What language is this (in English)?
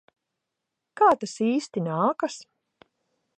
Latvian